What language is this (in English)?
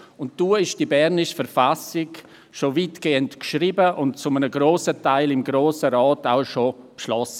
Swiss German